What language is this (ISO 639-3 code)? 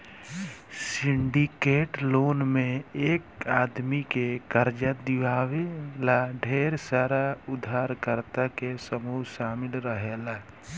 bho